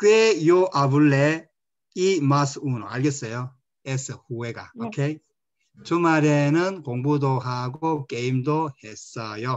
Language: Korean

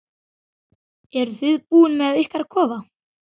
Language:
Icelandic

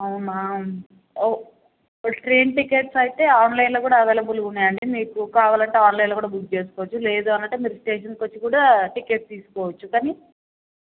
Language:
Telugu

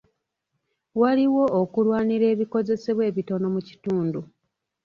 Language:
Ganda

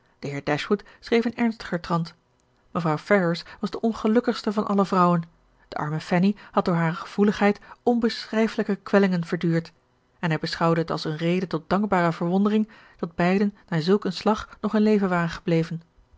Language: Dutch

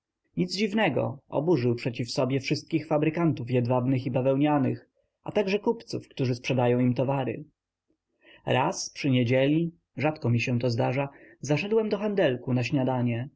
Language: Polish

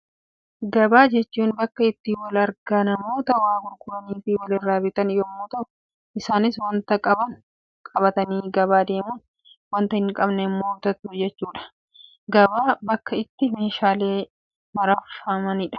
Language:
Oromo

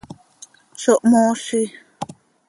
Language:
Seri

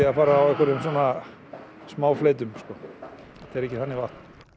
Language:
Icelandic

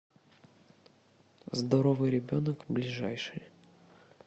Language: Russian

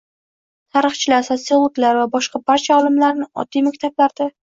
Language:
Uzbek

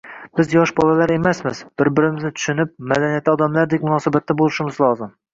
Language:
Uzbek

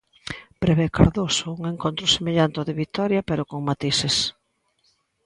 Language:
Galician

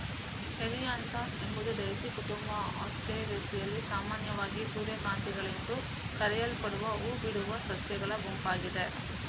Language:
Kannada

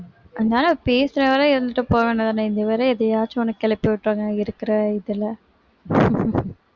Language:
Tamil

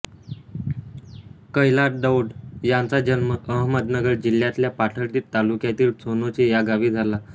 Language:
Marathi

